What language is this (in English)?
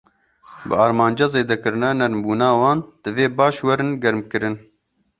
Kurdish